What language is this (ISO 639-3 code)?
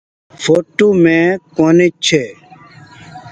gig